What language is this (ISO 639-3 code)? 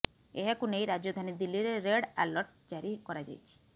ori